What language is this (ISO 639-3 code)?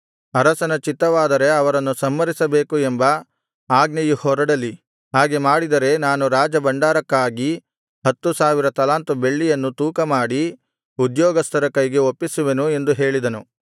kan